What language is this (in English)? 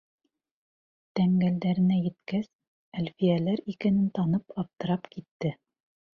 Bashkir